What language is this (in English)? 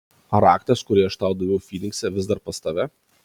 Lithuanian